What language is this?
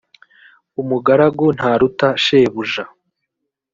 Kinyarwanda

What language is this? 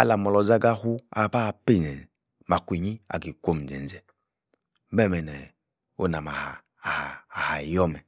Yace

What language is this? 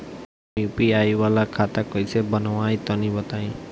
Bhojpuri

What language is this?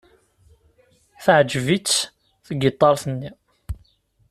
Kabyle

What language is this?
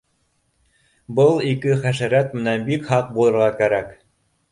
Bashkir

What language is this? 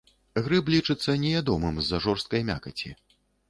Belarusian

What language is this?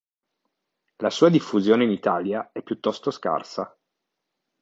Italian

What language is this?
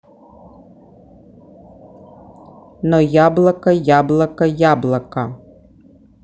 Russian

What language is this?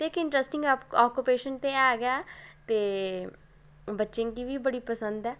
Dogri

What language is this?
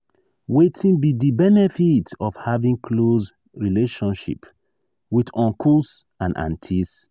Nigerian Pidgin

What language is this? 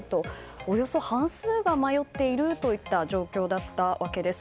Japanese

